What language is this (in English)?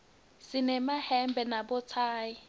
Swati